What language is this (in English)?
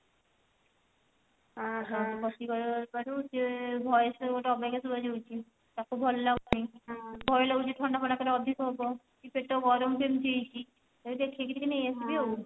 Odia